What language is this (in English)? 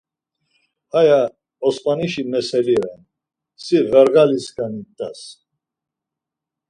Laz